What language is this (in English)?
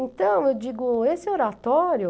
Portuguese